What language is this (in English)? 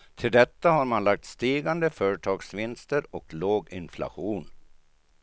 Swedish